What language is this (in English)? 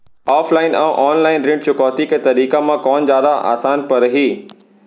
Chhattisgarhi